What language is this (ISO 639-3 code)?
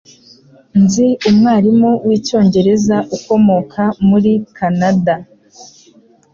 kin